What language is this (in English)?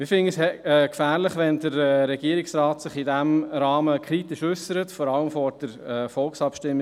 Swiss German